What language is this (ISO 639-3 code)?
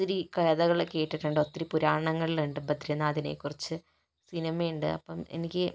mal